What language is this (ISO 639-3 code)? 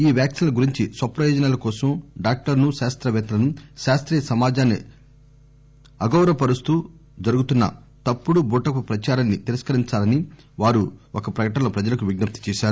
tel